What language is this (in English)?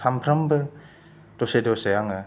Bodo